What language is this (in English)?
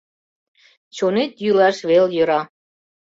Mari